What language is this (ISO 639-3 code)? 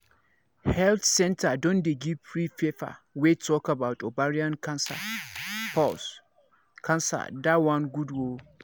pcm